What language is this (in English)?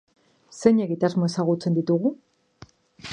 Basque